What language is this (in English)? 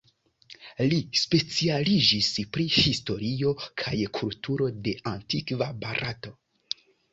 Esperanto